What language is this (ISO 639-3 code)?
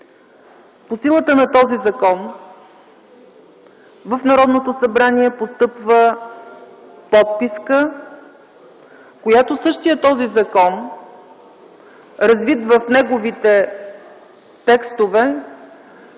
bul